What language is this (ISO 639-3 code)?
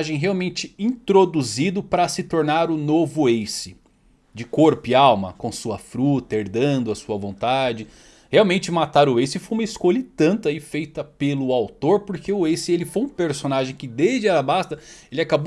por